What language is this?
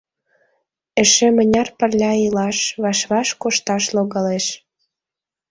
Mari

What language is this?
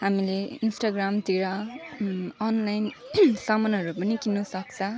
Nepali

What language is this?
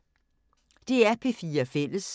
Danish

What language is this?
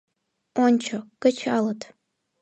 Mari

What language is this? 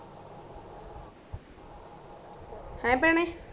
Punjabi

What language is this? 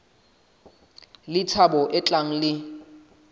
Southern Sotho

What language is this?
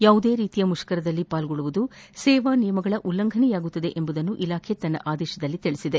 Kannada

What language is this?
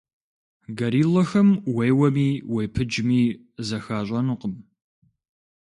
Kabardian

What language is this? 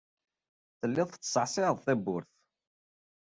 Kabyle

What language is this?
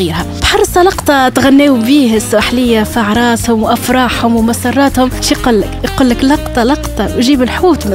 Arabic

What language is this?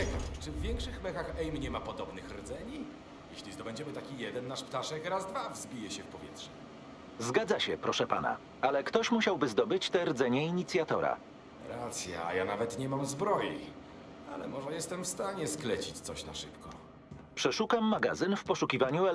Polish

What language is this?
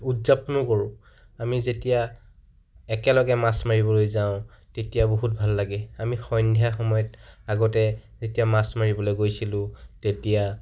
Assamese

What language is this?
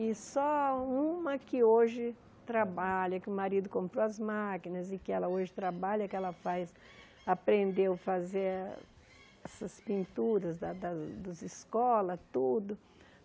Portuguese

